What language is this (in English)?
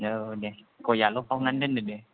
Bodo